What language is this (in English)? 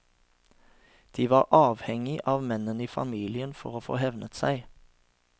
Norwegian